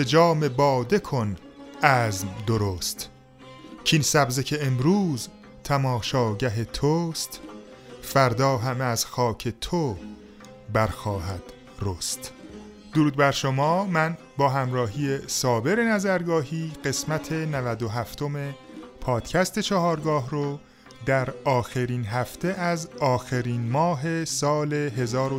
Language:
Persian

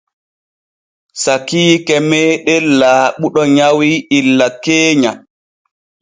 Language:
Borgu Fulfulde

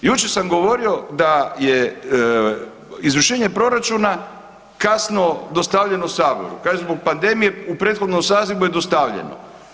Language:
Croatian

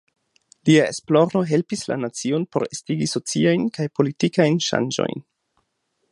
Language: Esperanto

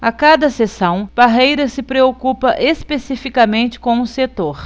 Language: Portuguese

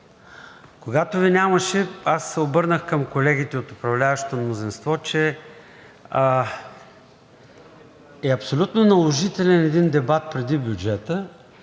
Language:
Bulgarian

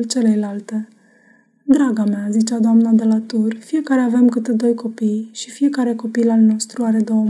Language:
Romanian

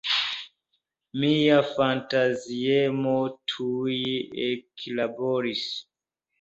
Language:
Esperanto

